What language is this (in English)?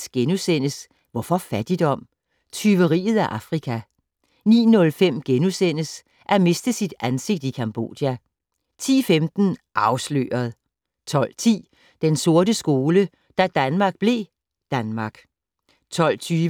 Danish